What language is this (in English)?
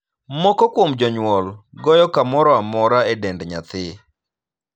Luo (Kenya and Tanzania)